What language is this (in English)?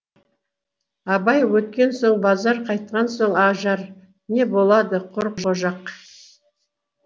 Kazakh